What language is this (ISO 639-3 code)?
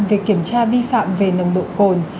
vie